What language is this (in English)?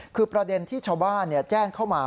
Thai